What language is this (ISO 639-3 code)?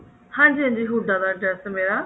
pan